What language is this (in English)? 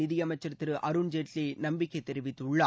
Tamil